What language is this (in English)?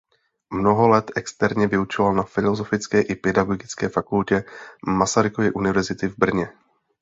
Czech